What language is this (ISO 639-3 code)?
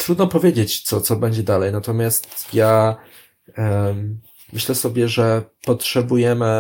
pol